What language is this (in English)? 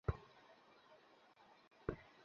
Bangla